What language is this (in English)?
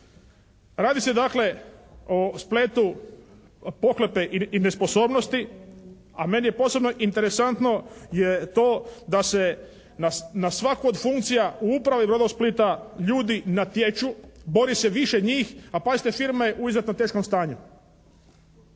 Croatian